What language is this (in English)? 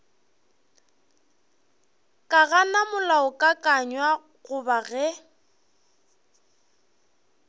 Northern Sotho